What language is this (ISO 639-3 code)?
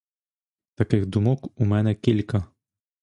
ukr